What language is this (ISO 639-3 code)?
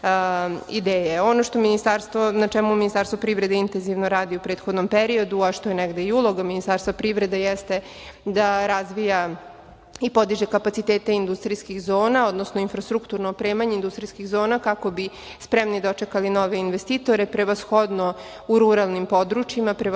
srp